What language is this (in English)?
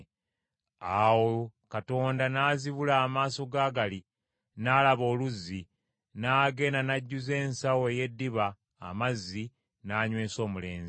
Ganda